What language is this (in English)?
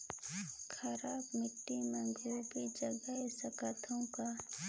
Chhattisgarhi